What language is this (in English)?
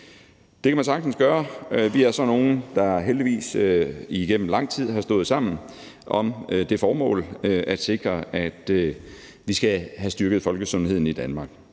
Danish